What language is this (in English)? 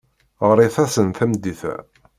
Kabyle